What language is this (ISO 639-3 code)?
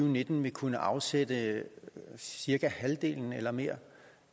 dan